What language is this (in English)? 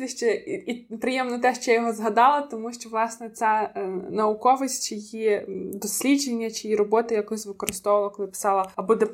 Ukrainian